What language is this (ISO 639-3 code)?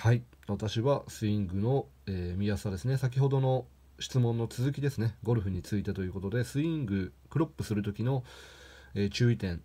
jpn